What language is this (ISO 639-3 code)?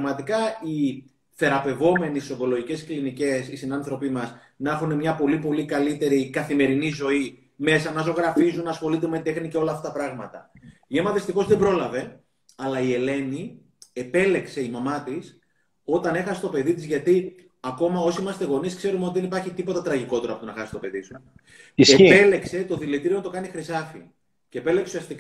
ell